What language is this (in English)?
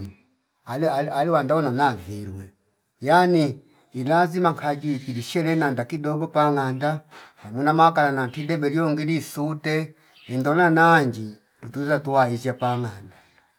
Fipa